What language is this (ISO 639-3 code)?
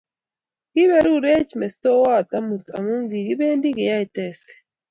kln